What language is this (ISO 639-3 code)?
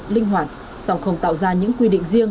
vie